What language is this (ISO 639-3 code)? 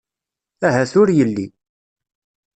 kab